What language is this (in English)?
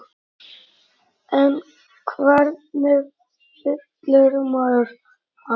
Icelandic